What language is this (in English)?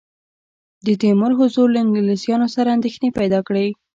Pashto